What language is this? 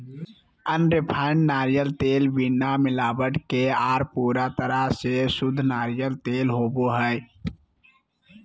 Magahi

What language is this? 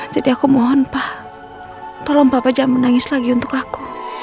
Indonesian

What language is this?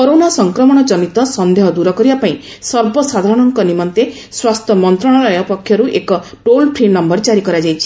Odia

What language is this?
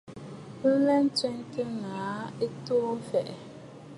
Bafut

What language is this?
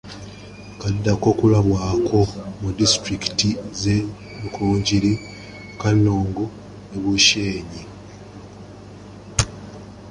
Ganda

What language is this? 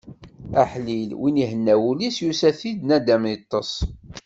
Kabyle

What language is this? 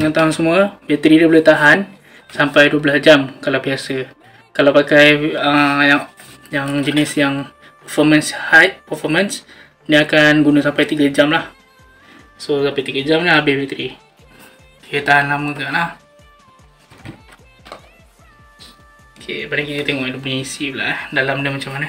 Malay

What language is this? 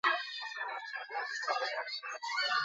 Basque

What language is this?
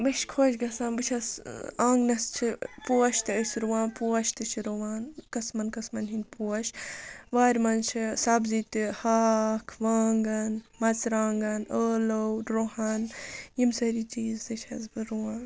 Kashmiri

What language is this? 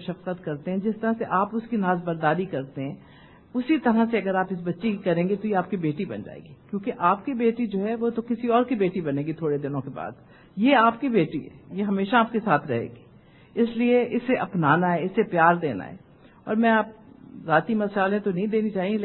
Urdu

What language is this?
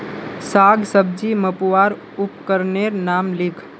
Magahi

